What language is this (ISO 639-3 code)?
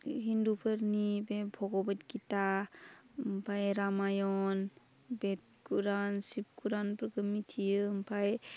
brx